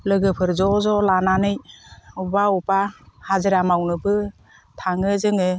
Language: Bodo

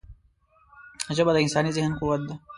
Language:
Pashto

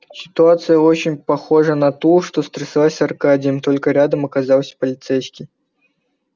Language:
Russian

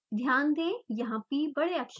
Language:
Hindi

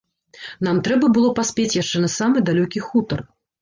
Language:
Belarusian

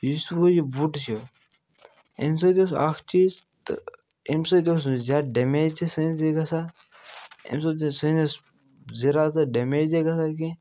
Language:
Kashmiri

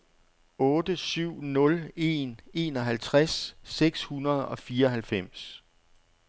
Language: Danish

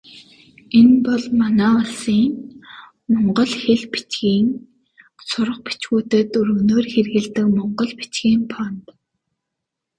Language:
Mongolian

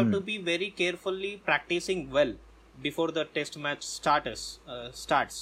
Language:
Telugu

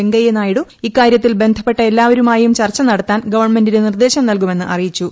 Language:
Malayalam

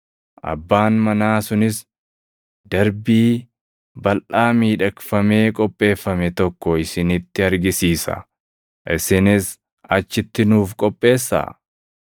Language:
Oromo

